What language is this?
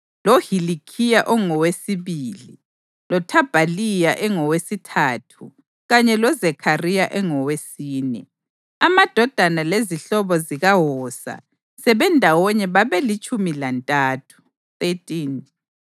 North Ndebele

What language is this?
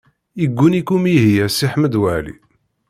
Kabyle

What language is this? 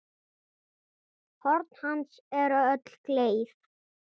Icelandic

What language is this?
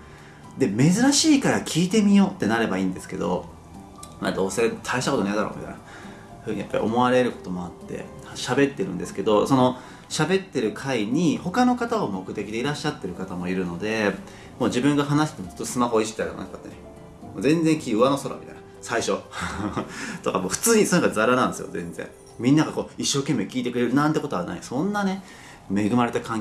Japanese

